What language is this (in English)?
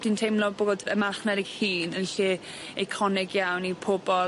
Welsh